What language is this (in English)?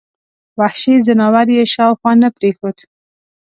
Pashto